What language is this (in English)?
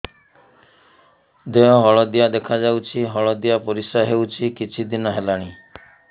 Odia